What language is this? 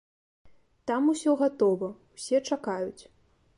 Belarusian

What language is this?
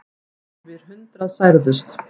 Icelandic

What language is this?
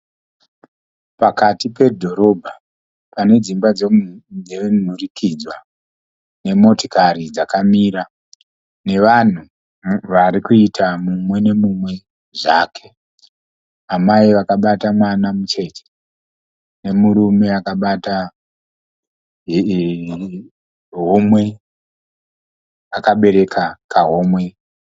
Shona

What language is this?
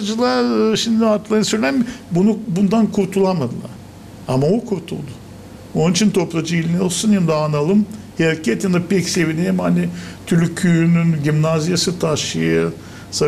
Turkish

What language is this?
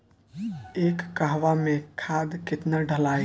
Bhojpuri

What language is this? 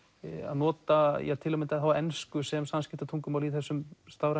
Icelandic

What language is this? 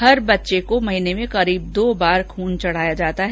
Hindi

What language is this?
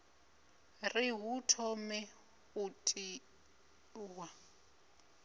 Venda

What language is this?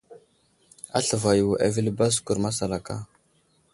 Wuzlam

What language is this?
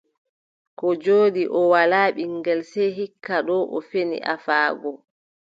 Adamawa Fulfulde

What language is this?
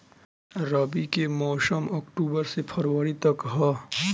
Bhojpuri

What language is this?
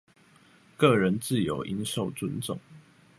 Chinese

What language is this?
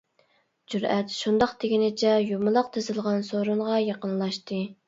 Uyghur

